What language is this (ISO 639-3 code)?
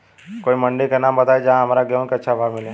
bho